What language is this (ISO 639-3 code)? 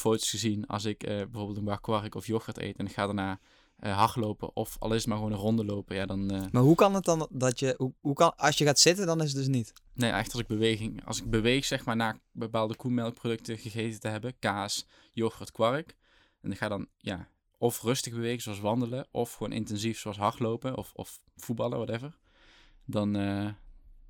nld